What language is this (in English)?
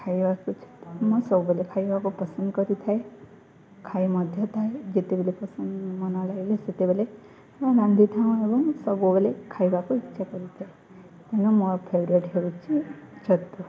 Odia